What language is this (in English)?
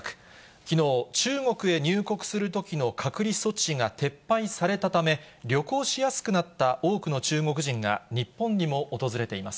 Japanese